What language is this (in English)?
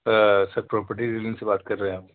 Urdu